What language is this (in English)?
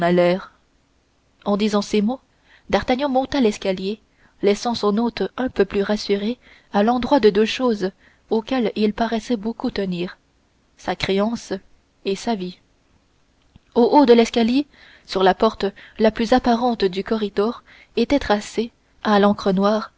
French